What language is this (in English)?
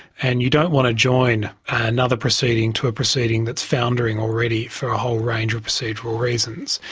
English